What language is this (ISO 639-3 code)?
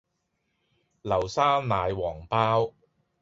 yue